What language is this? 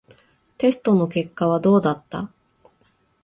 Japanese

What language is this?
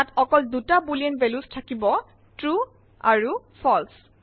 Assamese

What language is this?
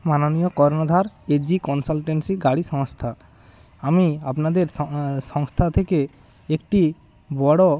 Bangla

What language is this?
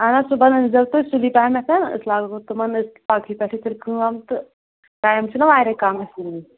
Kashmiri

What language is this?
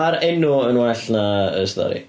Welsh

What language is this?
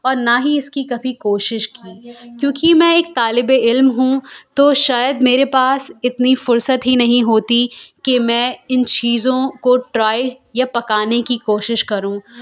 Urdu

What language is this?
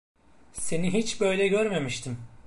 Turkish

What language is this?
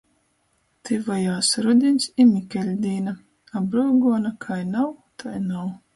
Latgalian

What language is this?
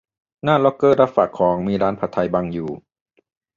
Thai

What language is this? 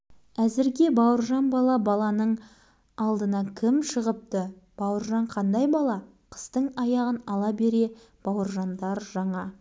Kazakh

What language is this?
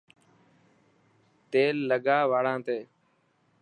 Dhatki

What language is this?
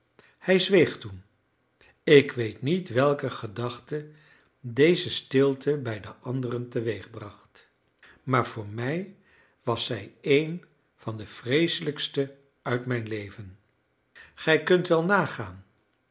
Dutch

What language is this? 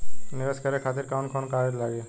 Bhojpuri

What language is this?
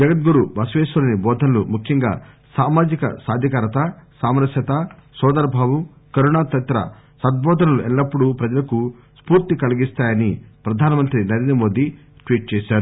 Telugu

